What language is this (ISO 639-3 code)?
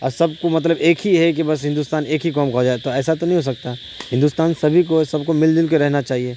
urd